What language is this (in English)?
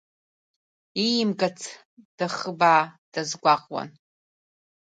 Abkhazian